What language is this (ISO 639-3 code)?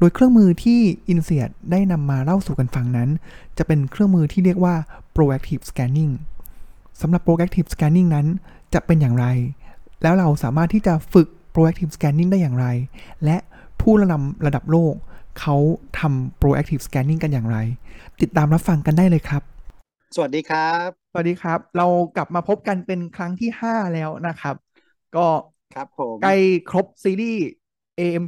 tha